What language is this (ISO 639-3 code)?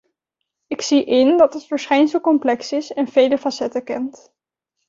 nld